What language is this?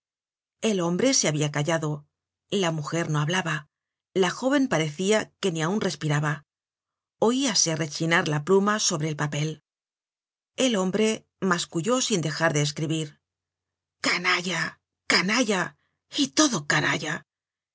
Spanish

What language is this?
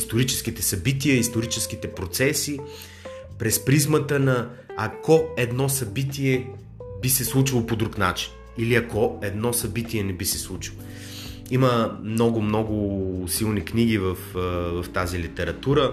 Bulgarian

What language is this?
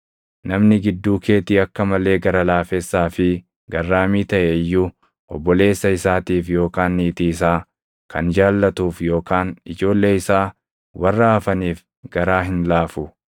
Oromo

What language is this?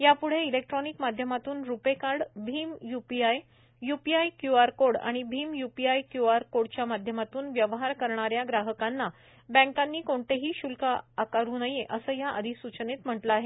Marathi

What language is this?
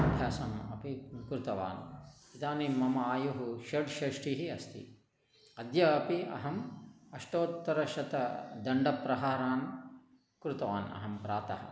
Sanskrit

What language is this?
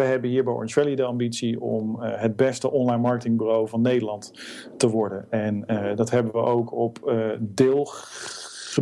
Dutch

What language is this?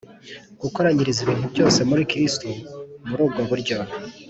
Kinyarwanda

